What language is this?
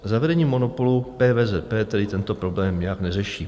Czech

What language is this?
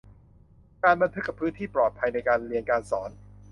Thai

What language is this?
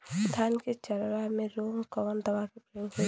Bhojpuri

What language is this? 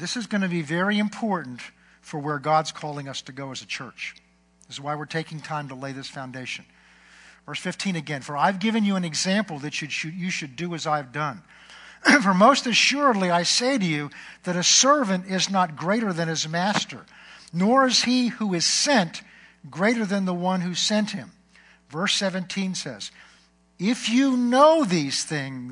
English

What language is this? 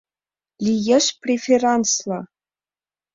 Mari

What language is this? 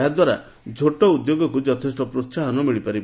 Odia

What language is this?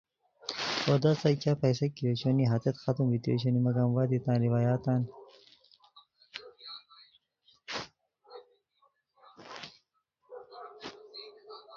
Khowar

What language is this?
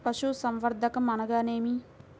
Telugu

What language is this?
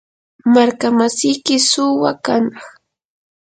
Yanahuanca Pasco Quechua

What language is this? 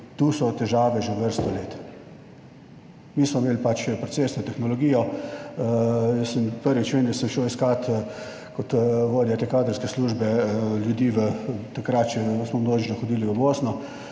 Slovenian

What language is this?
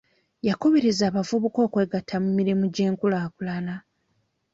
Ganda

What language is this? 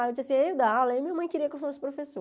Portuguese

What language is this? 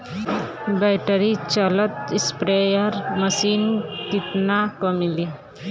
Bhojpuri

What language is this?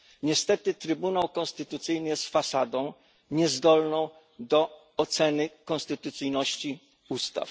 Polish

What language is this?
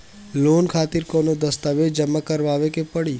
Bhojpuri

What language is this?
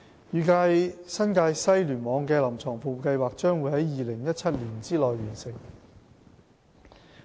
Cantonese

